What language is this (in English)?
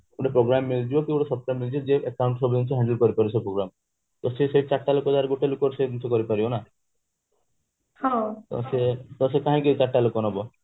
Odia